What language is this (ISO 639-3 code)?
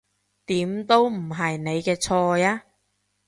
yue